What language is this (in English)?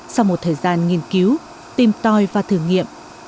Vietnamese